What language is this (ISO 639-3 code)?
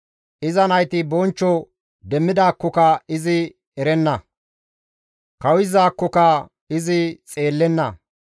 gmv